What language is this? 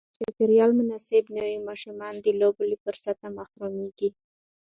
Pashto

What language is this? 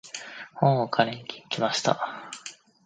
Japanese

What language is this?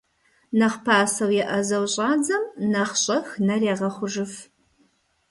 Kabardian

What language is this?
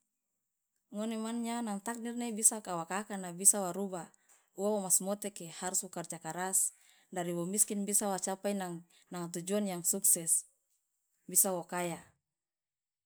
Loloda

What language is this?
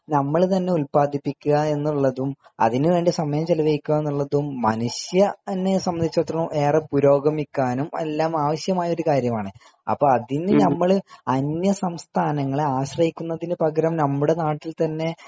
Malayalam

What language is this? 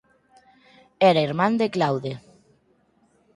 Galician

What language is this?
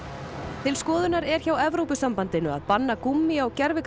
Icelandic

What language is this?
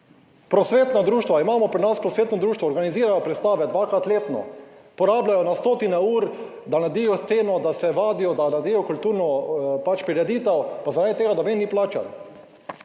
Slovenian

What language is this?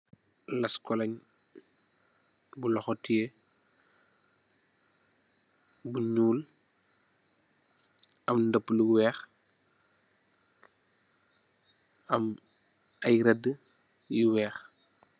Wolof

